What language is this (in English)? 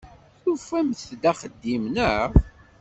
Kabyle